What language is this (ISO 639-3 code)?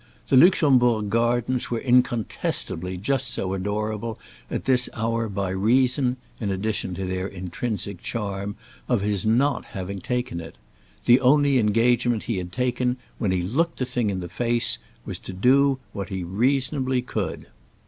eng